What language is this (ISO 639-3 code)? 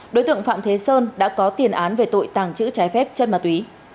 vie